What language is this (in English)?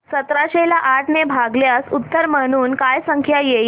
Marathi